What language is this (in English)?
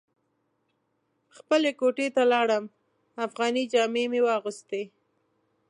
Pashto